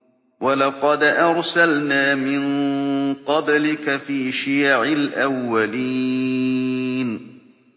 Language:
Arabic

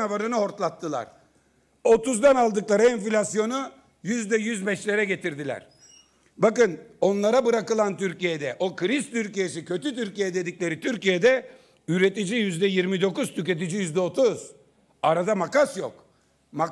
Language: Turkish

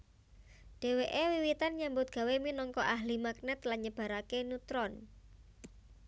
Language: Javanese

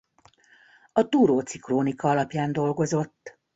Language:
Hungarian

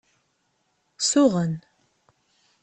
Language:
Kabyle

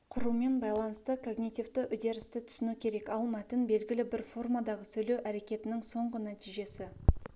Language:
Kazakh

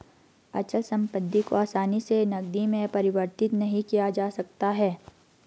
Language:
Hindi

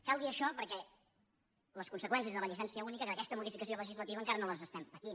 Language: Catalan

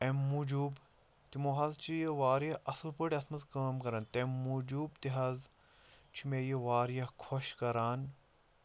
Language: Kashmiri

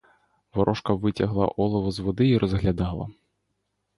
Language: Ukrainian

